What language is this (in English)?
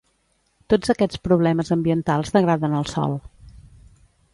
Catalan